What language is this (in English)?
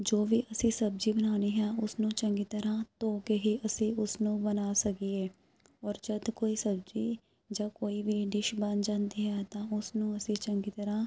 Punjabi